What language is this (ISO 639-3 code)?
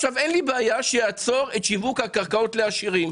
heb